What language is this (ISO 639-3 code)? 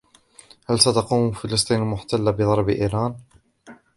ara